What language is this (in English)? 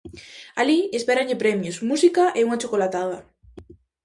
Galician